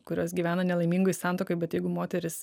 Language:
Lithuanian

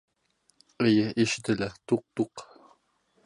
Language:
Bashkir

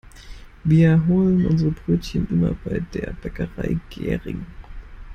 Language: German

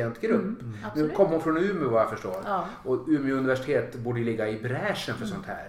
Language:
Swedish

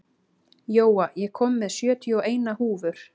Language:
Icelandic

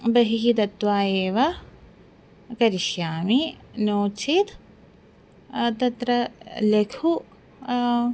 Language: Sanskrit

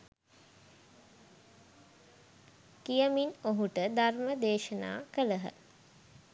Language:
Sinhala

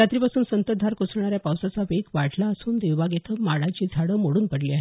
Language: Marathi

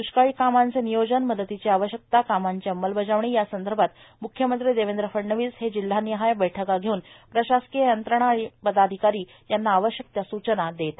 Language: Marathi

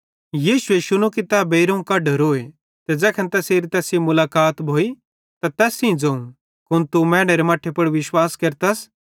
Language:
Bhadrawahi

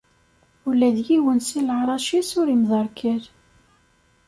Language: Kabyle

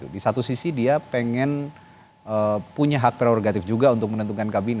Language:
Indonesian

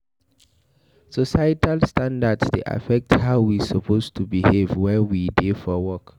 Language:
Nigerian Pidgin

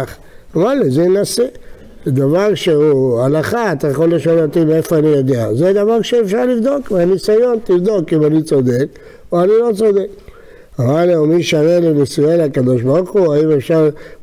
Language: Hebrew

